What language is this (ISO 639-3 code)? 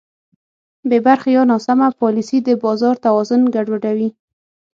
pus